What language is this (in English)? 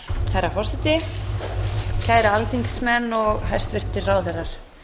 Icelandic